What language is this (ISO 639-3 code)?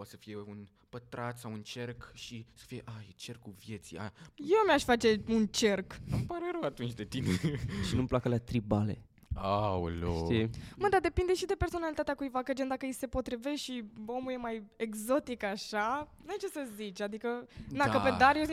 ron